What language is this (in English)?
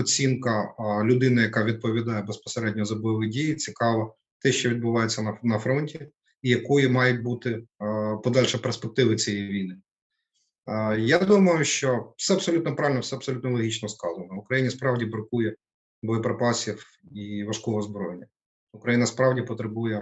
Ukrainian